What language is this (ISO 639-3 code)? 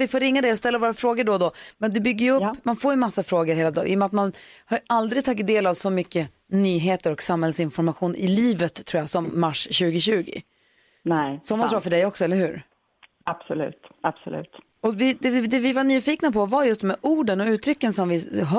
swe